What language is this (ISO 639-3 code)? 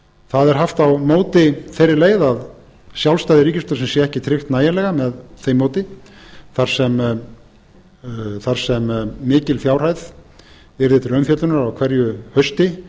isl